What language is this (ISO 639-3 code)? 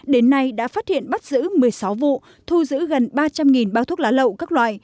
vie